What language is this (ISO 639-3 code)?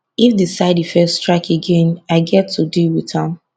pcm